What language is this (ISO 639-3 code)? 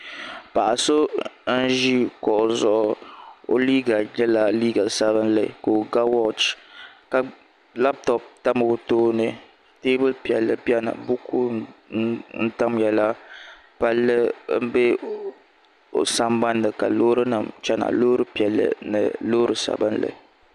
dag